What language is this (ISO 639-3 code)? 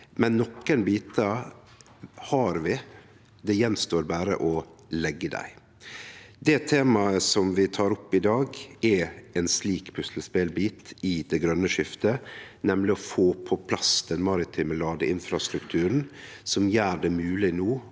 nor